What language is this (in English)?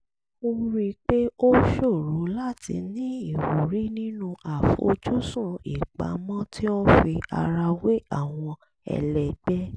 Yoruba